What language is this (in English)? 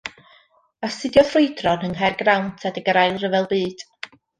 Welsh